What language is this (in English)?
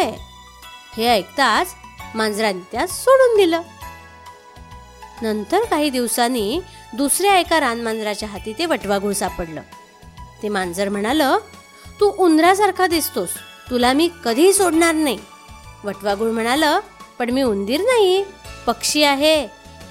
Marathi